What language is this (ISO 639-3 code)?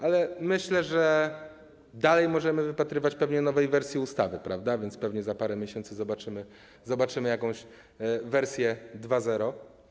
pol